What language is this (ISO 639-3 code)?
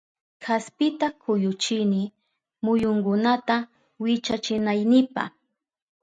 qup